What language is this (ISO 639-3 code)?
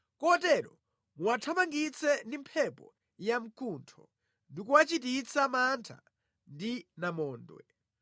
nya